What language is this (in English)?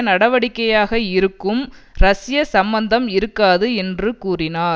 Tamil